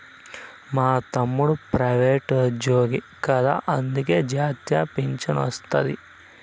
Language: Telugu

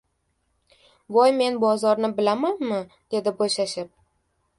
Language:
Uzbek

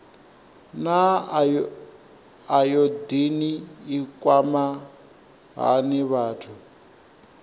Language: Venda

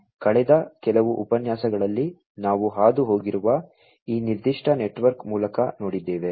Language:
Kannada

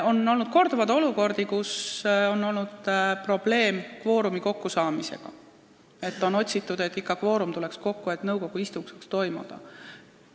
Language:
Estonian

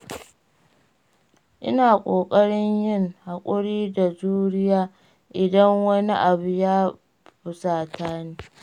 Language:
Hausa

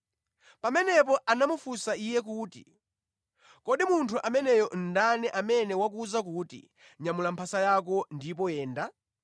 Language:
Nyanja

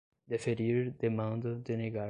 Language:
Portuguese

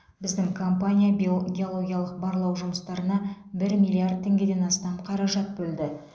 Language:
Kazakh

